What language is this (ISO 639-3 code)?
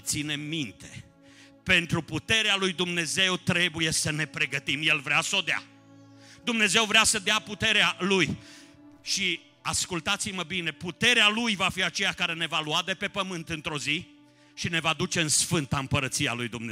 ron